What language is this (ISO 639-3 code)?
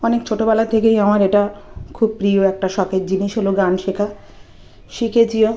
ben